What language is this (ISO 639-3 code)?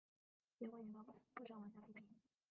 zho